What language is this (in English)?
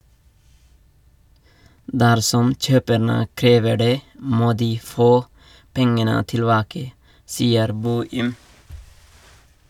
Norwegian